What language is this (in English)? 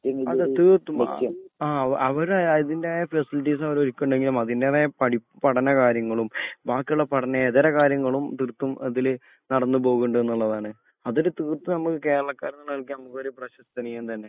Malayalam